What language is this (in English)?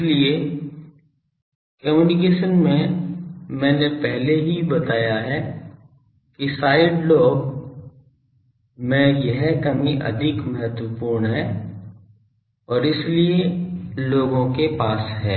Hindi